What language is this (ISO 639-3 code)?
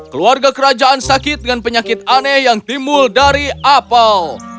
ind